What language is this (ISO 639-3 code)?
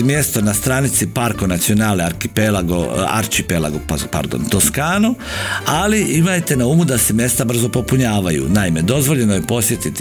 hrv